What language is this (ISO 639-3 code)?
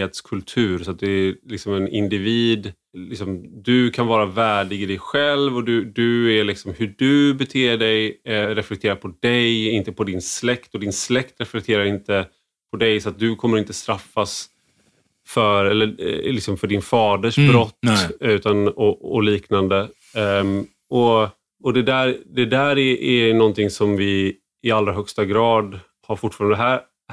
swe